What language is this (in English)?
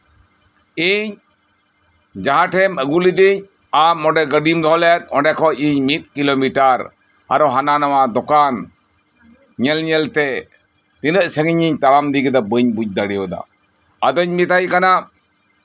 Santali